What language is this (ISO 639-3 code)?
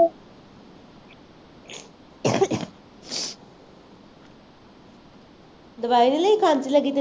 pan